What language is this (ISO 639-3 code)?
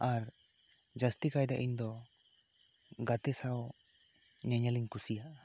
sat